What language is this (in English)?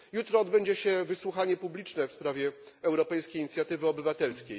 Polish